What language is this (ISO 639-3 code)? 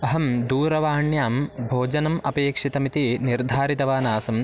san